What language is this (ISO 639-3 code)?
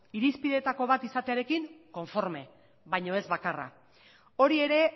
eus